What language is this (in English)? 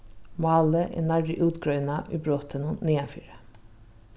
Faroese